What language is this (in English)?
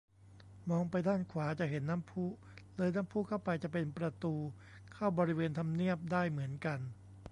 Thai